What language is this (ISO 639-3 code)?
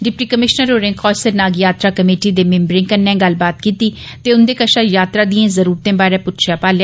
doi